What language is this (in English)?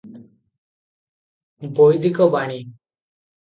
Odia